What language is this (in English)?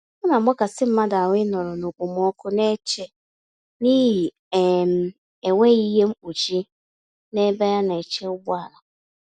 Igbo